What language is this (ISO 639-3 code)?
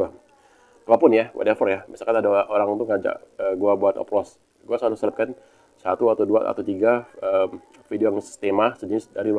ind